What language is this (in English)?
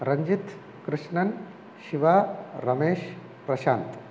Tamil